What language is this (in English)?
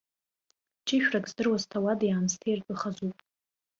Abkhazian